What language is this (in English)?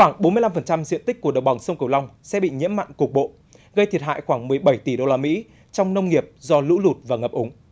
Vietnamese